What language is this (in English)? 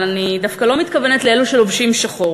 Hebrew